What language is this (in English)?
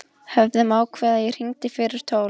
Icelandic